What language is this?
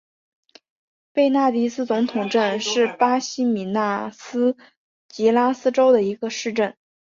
Chinese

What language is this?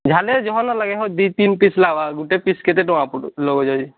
Odia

